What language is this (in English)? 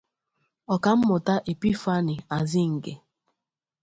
Igbo